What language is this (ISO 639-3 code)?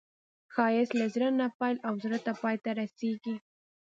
pus